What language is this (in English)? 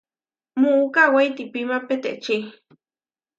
Huarijio